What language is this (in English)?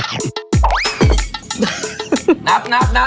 Thai